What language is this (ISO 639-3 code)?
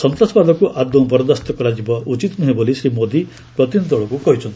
ori